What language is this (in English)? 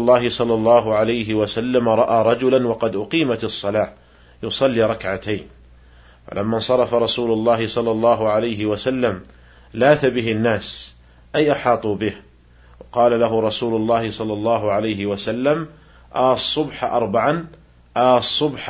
Arabic